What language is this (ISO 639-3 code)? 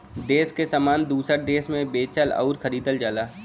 bho